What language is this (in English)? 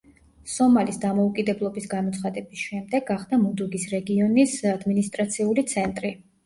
Georgian